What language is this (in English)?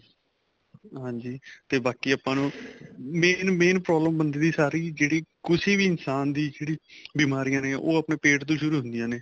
Punjabi